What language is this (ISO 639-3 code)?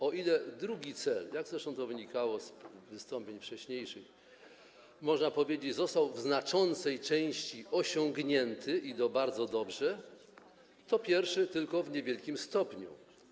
pol